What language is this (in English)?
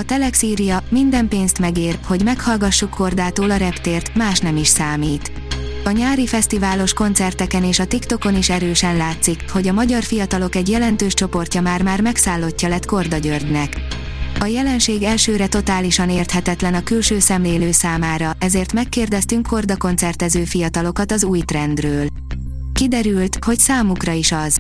Hungarian